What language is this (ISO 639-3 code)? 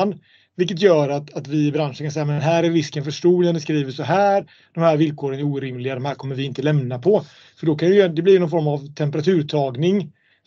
swe